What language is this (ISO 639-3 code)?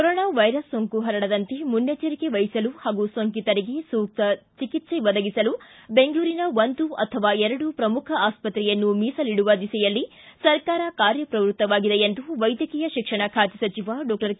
kan